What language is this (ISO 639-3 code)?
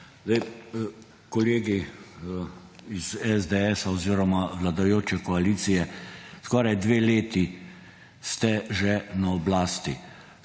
slv